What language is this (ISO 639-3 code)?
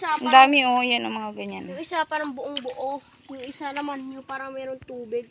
fil